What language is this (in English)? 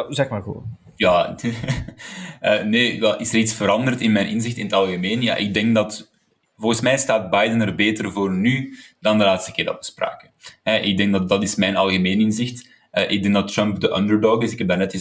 Dutch